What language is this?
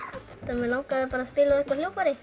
Icelandic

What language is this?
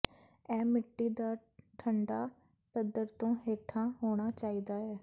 Punjabi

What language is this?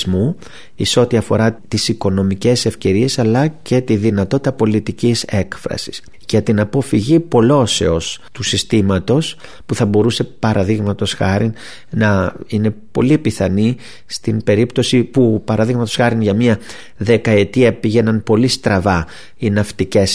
Greek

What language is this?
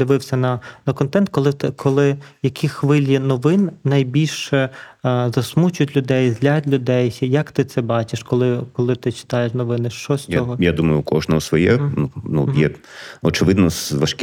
Ukrainian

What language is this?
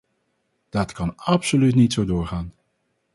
Dutch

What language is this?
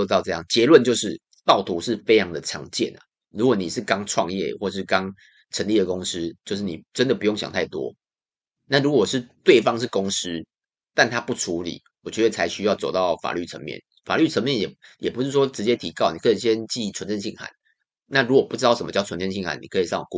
Chinese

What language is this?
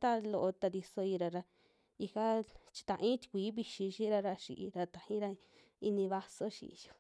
Western Juxtlahuaca Mixtec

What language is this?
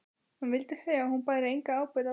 Icelandic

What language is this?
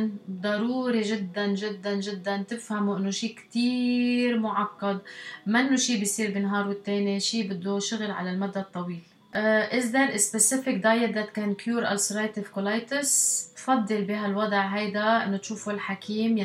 Arabic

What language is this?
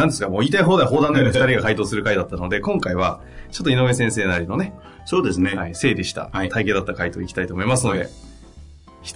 Japanese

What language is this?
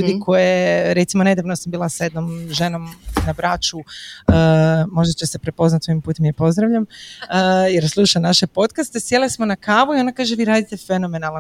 Croatian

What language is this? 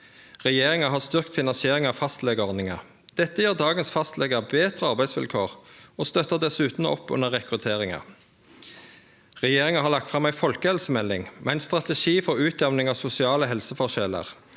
Norwegian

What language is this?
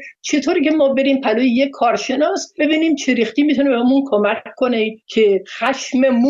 Persian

